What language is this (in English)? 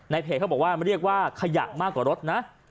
Thai